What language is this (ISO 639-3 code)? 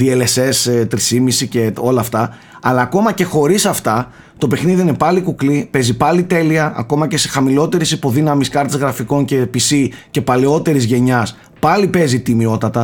ell